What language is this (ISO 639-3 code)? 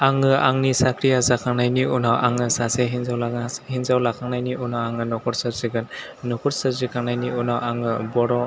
brx